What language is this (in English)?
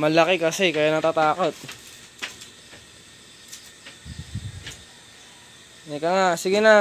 Filipino